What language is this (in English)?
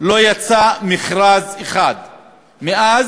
Hebrew